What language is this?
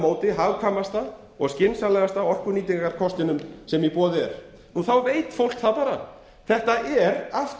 Icelandic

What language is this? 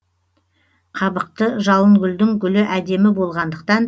Kazakh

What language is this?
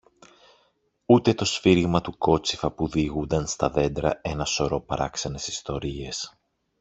Greek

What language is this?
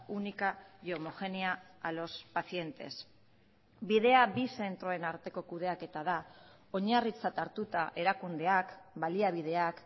Basque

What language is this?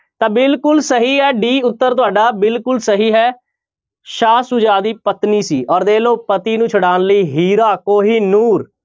Punjabi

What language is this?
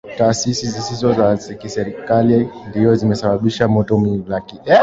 Swahili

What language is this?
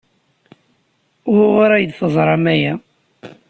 Kabyle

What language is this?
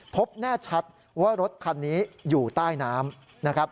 Thai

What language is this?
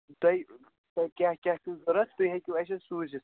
Kashmiri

